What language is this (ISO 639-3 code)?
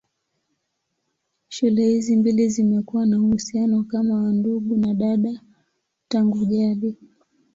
swa